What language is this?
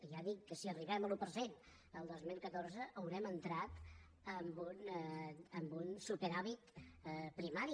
Catalan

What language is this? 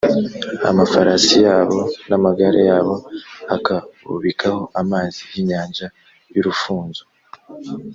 Kinyarwanda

